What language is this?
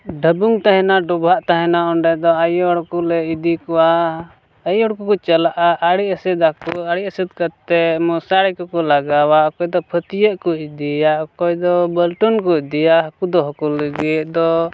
Santali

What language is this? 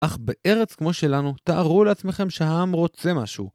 Hebrew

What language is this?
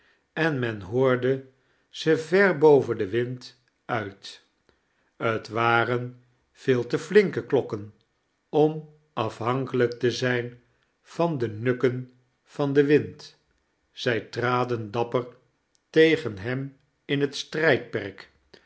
Dutch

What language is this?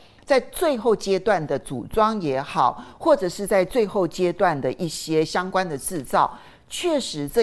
Chinese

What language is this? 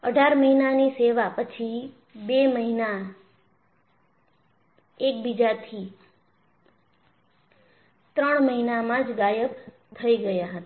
Gujarati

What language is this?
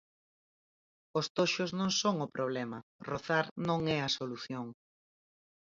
Galician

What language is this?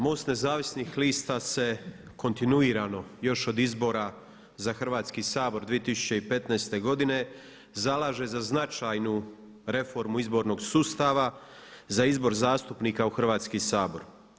Croatian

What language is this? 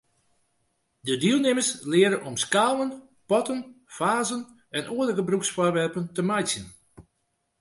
Western Frisian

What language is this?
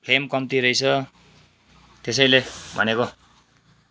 Nepali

